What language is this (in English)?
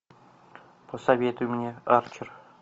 Russian